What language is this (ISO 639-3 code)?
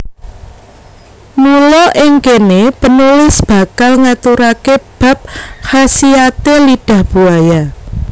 jav